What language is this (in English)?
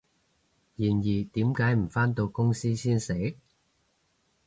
Cantonese